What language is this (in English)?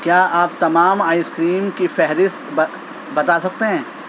Urdu